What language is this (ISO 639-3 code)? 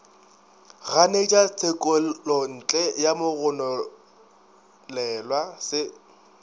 nso